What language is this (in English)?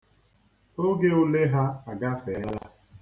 Igbo